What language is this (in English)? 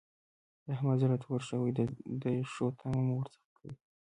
Pashto